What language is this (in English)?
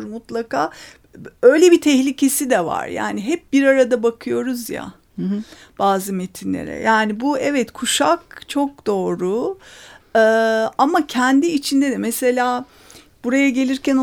Turkish